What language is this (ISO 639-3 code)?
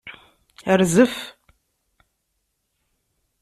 kab